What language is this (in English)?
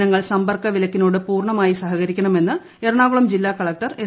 Malayalam